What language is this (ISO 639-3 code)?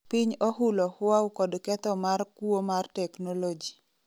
luo